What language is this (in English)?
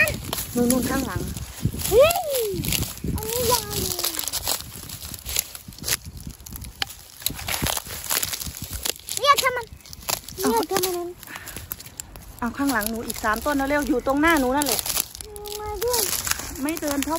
Thai